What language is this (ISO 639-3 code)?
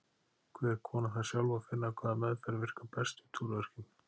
isl